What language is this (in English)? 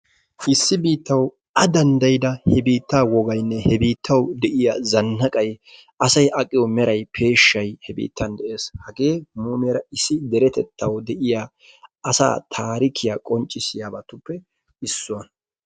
Wolaytta